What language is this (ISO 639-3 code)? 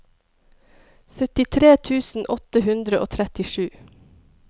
nor